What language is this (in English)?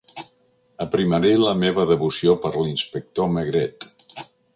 Catalan